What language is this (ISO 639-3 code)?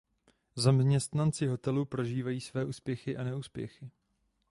ces